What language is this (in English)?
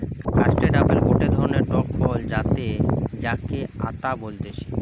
Bangla